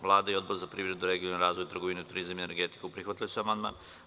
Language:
Serbian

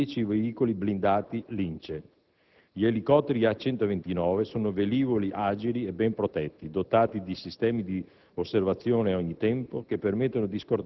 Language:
Italian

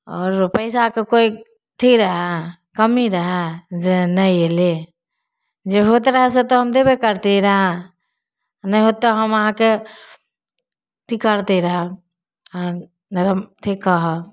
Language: Maithili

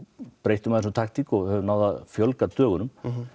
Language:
Icelandic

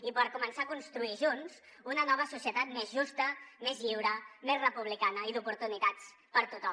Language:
Catalan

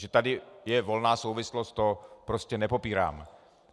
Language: Czech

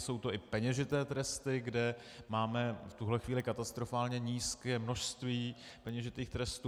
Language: Czech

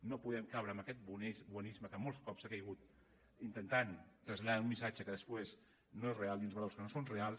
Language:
Catalan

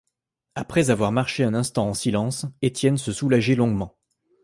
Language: French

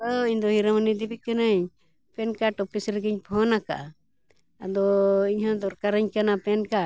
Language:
Santali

